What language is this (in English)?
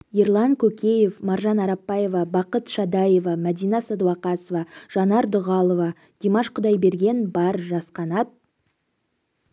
Kazakh